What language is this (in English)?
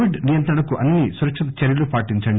Telugu